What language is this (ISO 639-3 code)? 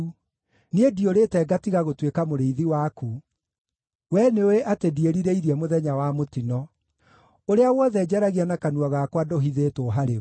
kik